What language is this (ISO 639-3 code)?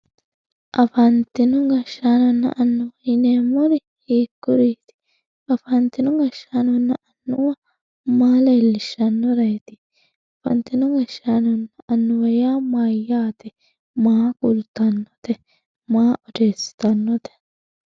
sid